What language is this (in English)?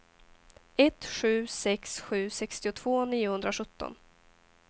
Swedish